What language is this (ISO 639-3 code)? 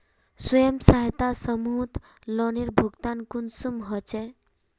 mag